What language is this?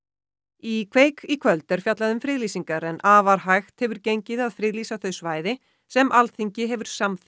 Icelandic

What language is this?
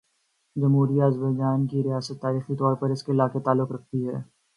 Urdu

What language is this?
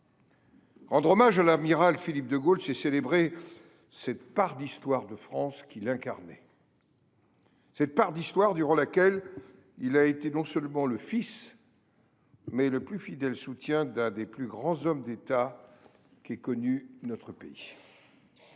French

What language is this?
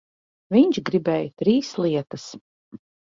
Latvian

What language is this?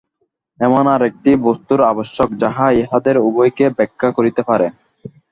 Bangla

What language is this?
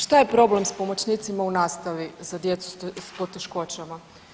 Croatian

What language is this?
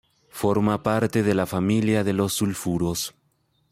Spanish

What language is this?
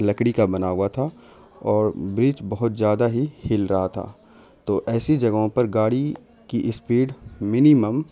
Urdu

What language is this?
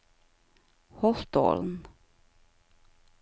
Norwegian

